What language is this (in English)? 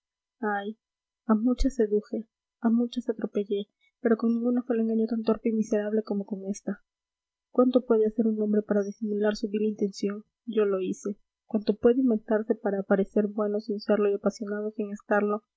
Spanish